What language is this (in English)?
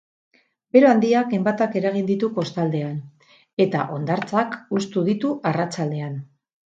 Basque